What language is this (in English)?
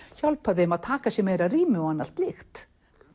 Icelandic